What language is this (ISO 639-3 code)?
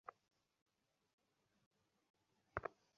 ben